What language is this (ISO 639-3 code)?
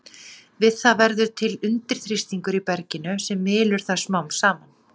isl